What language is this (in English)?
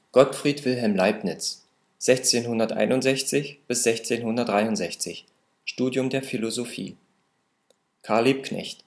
German